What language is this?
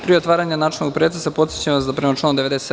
Serbian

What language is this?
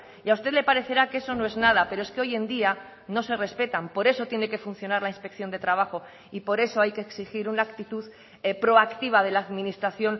Spanish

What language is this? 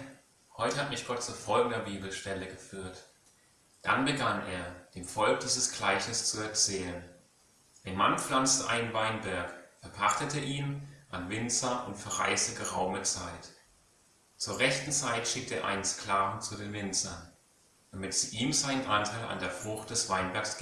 German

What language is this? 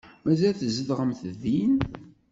Kabyle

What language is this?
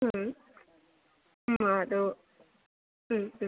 Malayalam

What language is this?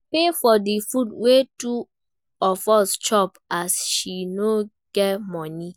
Nigerian Pidgin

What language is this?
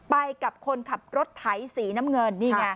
Thai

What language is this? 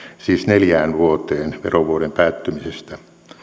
Finnish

